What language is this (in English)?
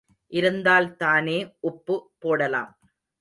Tamil